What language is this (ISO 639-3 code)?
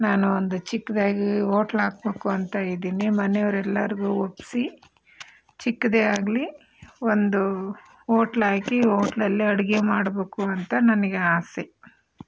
kan